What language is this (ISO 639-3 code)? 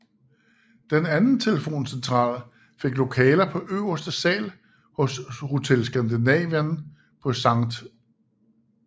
dan